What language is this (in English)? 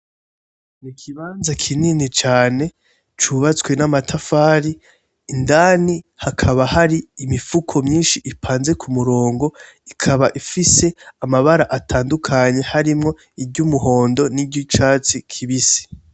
Rundi